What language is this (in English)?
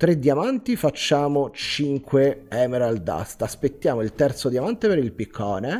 Italian